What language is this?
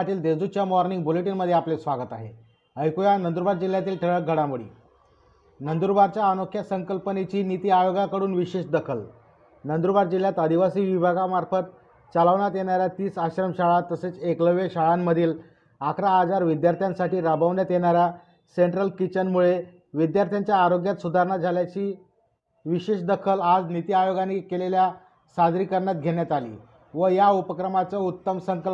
Marathi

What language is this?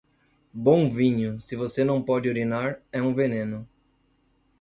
Portuguese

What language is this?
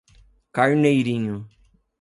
Portuguese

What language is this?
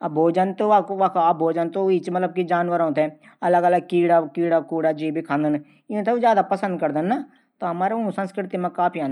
Garhwali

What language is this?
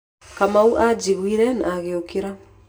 Kikuyu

